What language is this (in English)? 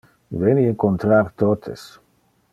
Interlingua